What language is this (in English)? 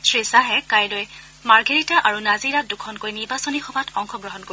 Assamese